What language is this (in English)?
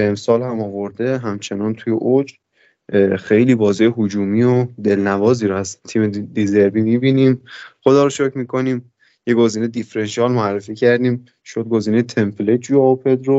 Persian